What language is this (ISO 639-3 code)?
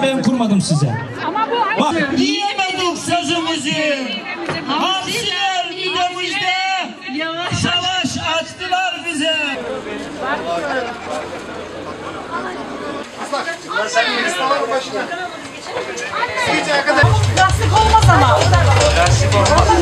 tur